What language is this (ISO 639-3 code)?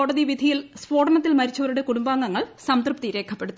mal